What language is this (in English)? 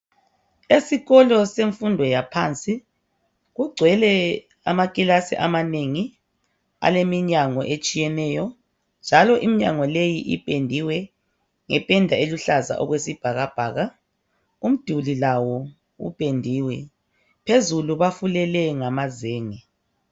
North Ndebele